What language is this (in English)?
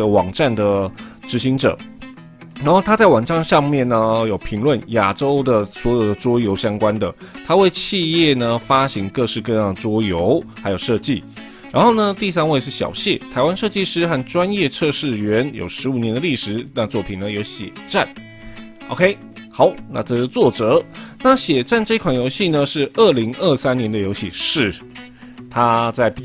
Chinese